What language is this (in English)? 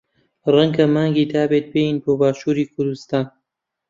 Central Kurdish